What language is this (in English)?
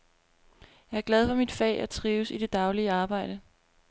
Danish